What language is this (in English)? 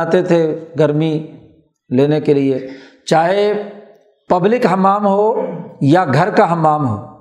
Urdu